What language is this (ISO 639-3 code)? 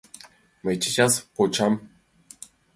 chm